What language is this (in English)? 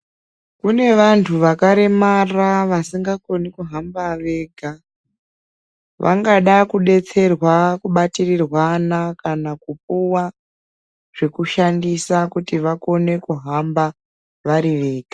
Ndau